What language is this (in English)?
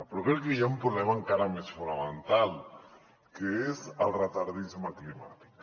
Catalan